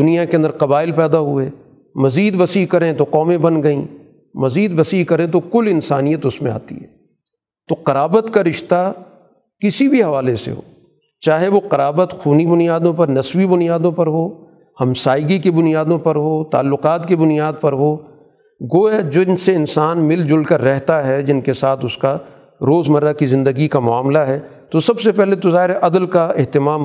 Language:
Urdu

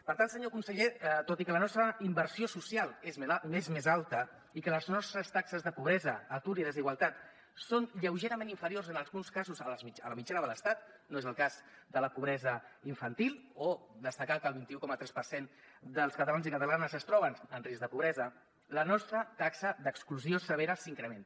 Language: Catalan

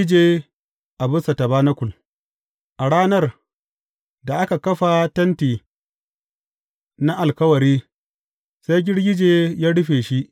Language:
Hausa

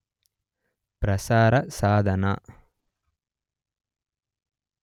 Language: Kannada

